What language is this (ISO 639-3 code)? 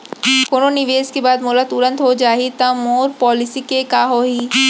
hne